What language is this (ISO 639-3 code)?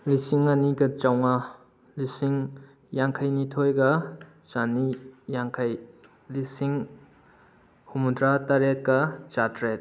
mni